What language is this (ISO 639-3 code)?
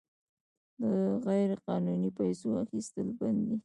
pus